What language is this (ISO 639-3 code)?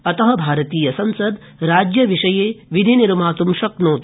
san